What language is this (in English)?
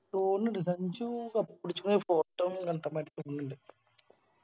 Malayalam